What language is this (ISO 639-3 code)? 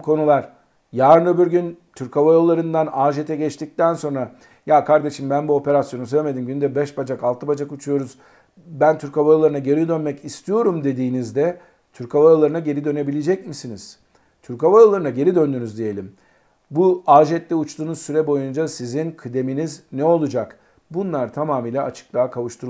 tur